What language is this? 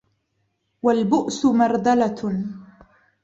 Arabic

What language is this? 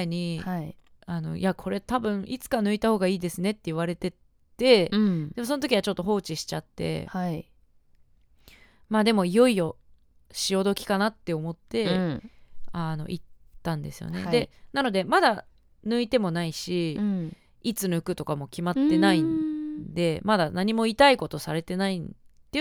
Japanese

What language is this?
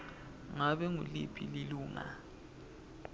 Swati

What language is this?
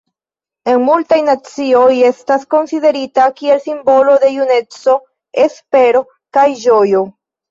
Esperanto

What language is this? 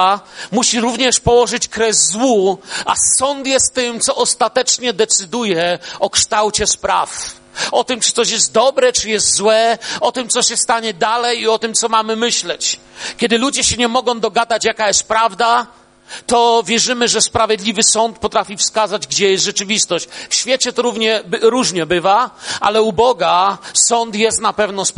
Polish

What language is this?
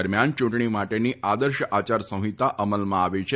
Gujarati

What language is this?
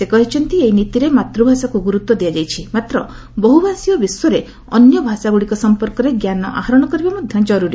Odia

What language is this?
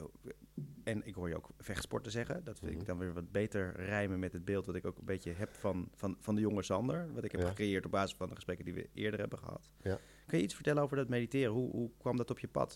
Dutch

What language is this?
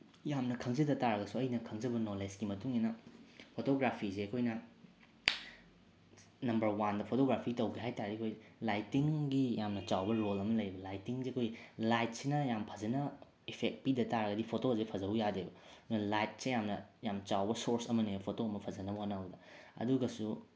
Manipuri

